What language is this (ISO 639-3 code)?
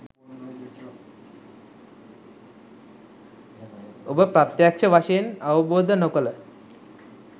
sin